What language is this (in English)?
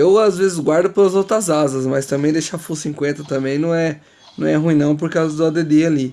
Portuguese